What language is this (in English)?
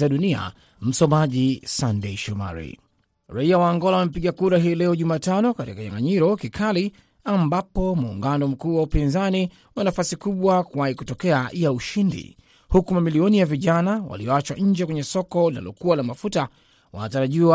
Swahili